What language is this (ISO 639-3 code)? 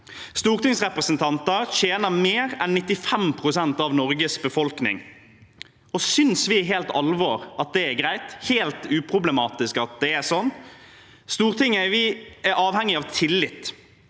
nor